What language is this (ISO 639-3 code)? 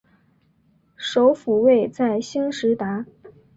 zho